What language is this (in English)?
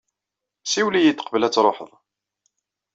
Kabyle